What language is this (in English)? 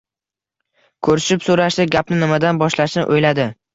Uzbek